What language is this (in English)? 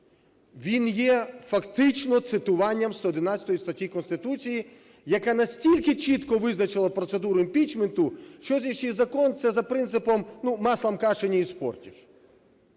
Ukrainian